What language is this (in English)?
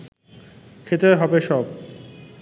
Bangla